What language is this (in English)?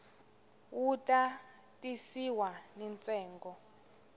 Tsonga